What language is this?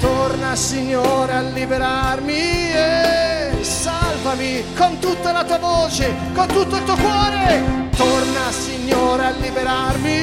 Slovak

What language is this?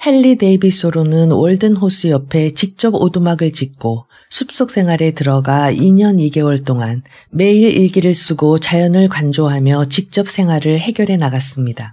Korean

